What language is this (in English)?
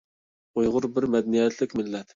Uyghur